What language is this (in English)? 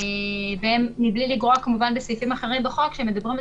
Hebrew